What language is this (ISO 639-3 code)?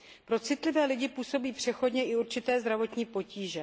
ces